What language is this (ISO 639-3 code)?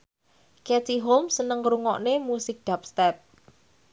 jav